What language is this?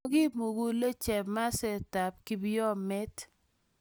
Kalenjin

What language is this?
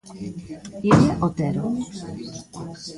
Galician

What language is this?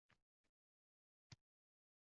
Uzbek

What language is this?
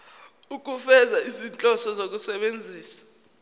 Zulu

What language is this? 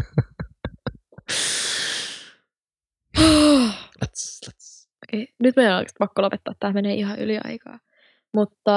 Finnish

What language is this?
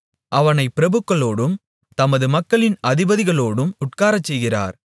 Tamil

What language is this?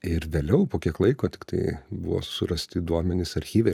Lithuanian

